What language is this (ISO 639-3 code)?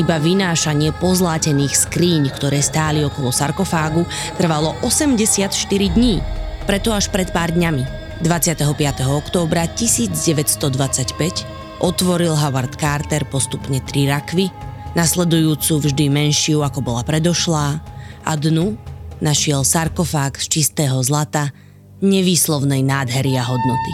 slk